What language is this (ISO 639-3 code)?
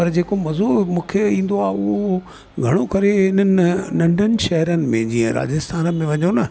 snd